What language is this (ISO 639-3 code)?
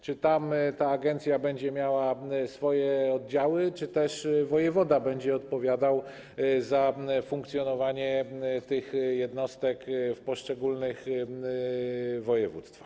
pol